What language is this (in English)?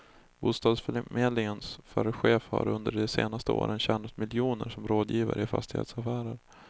Swedish